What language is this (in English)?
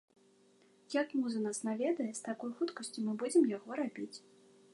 Belarusian